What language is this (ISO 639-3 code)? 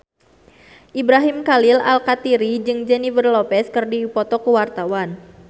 sun